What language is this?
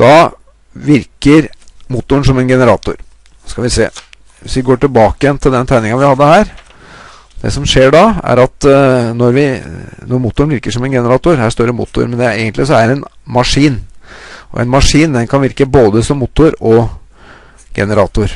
Norwegian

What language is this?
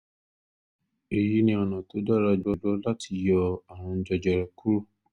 Yoruba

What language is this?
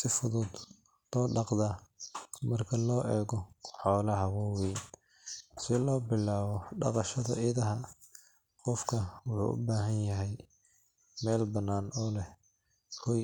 Somali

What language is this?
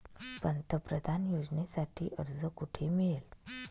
Marathi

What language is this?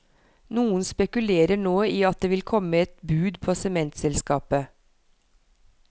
Norwegian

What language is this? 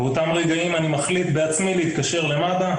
Hebrew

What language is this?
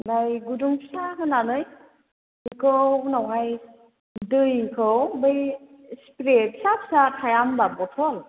Bodo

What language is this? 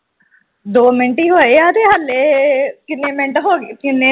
Punjabi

